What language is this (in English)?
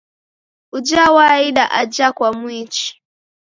Taita